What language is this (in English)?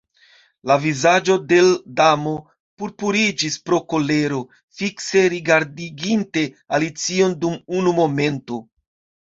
Esperanto